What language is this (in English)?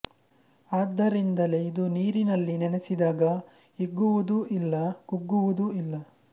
Kannada